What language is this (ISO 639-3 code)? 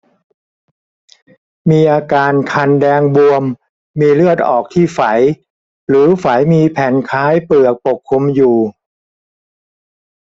tha